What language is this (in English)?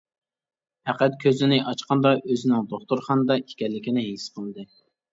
Uyghur